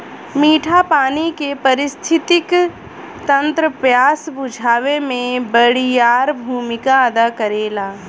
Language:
Bhojpuri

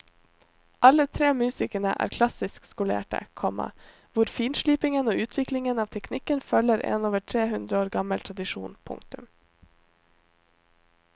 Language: Norwegian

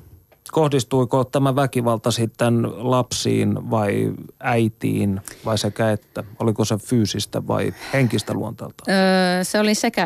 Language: Finnish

